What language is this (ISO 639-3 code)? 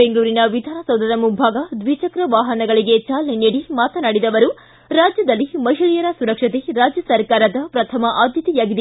kan